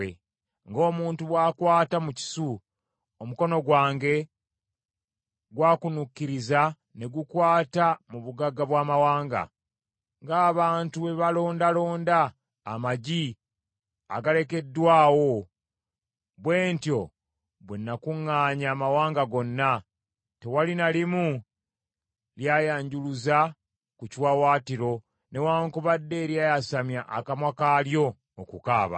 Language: Ganda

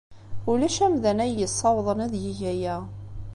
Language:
Kabyle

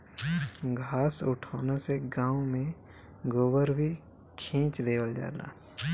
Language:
Bhojpuri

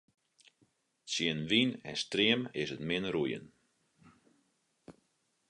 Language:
Western Frisian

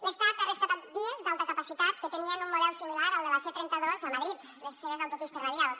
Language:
Catalan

